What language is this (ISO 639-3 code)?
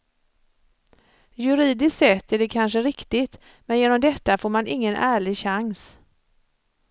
swe